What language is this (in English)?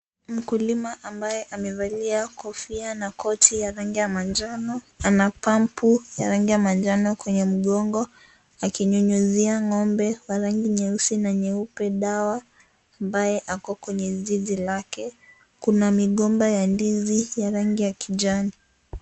Swahili